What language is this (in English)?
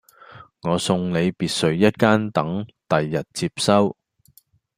Cantonese